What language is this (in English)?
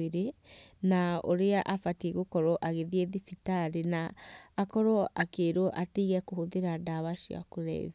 Kikuyu